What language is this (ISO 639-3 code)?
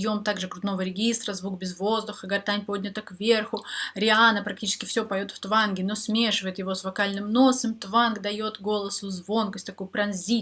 rus